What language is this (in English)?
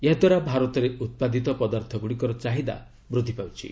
Odia